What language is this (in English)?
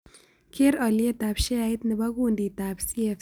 Kalenjin